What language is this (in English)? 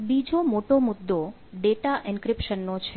Gujarati